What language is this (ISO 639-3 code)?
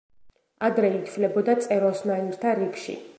kat